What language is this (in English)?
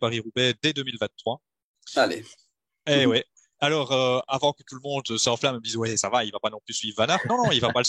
French